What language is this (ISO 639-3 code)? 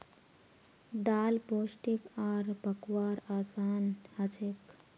mag